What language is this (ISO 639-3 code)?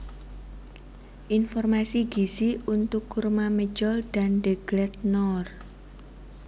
jav